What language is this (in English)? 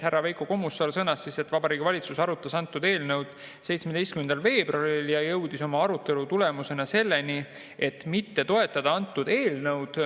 Estonian